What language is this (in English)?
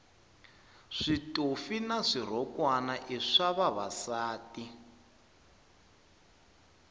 Tsonga